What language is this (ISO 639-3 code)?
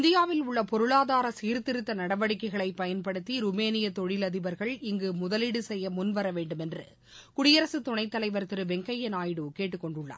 tam